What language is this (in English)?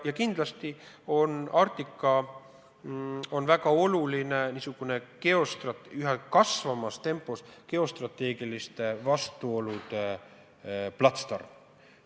Estonian